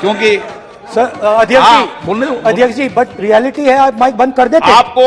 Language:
Hindi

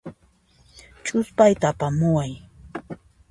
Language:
Puno Quechua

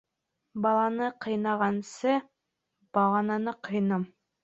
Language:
Bashkir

